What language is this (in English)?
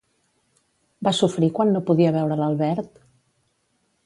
Catalan